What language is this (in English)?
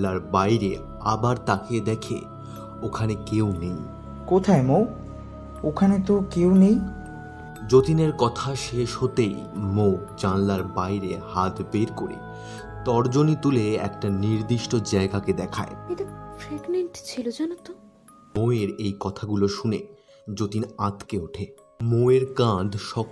Bangla